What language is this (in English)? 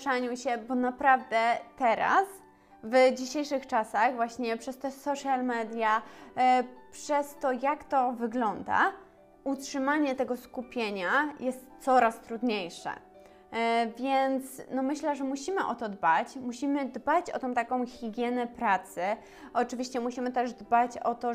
Polish